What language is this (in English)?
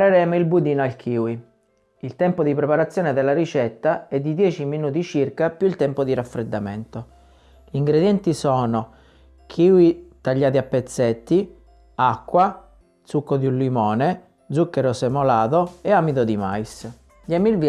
Italian